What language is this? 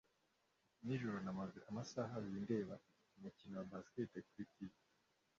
Kinyarwanda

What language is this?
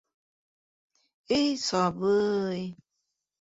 Bashkir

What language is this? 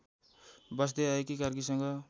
Nepali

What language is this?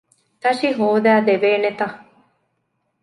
Divehi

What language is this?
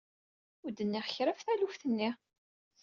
Kabyle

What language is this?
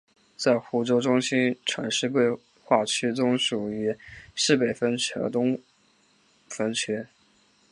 Chinese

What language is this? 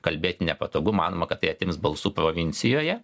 Lithuanian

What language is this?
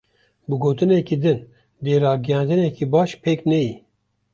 Kurdish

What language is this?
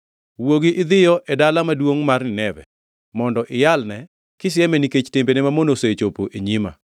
Luo (Kenya and Tanzania)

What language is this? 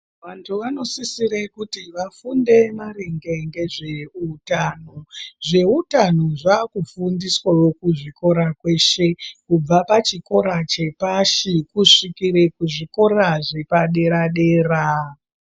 Ndau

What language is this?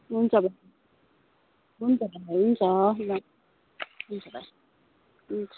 Nepali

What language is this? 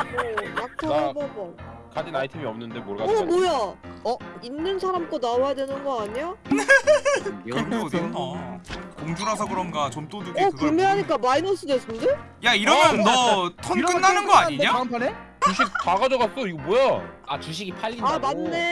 Korean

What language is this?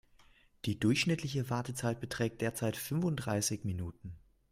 German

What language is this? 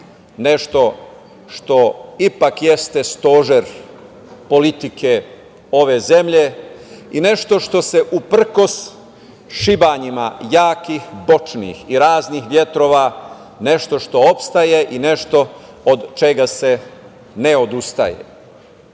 Serbian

